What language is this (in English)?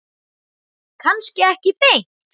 Icelandic